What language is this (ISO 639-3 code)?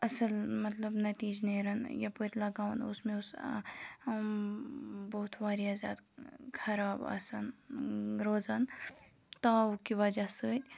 kas